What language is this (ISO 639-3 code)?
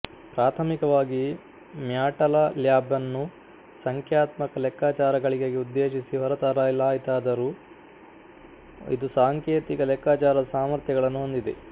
kan